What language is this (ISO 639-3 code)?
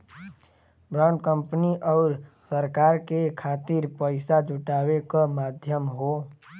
bho